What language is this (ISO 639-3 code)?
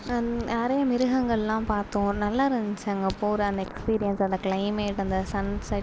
tam